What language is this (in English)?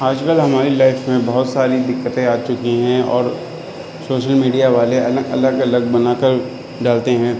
Urdu